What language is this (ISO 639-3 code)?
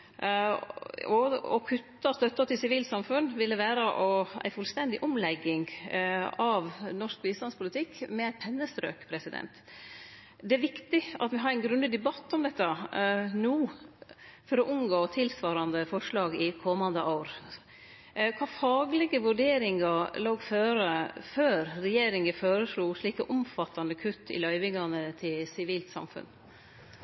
nno